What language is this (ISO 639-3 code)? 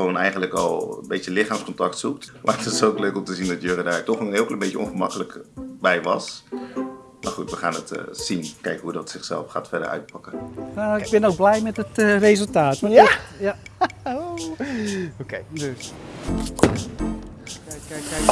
nld